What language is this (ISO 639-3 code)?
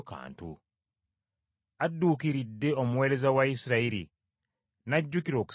lug